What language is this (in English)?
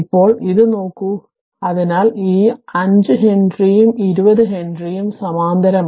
Malayalam